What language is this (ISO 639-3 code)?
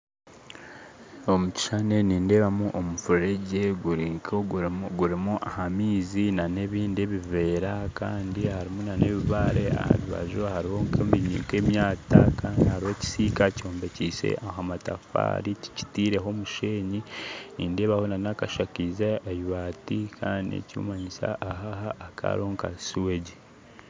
nyn